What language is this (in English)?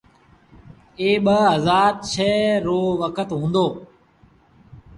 Sindhi Bhil